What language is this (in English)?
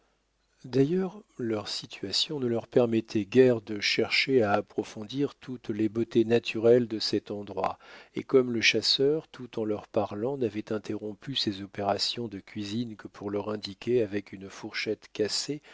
French